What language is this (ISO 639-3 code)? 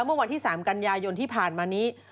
tha